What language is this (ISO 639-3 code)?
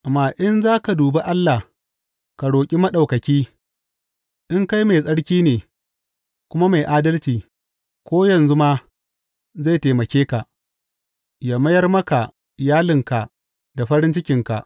hau